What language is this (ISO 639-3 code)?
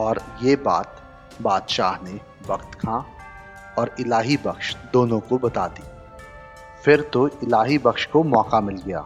hin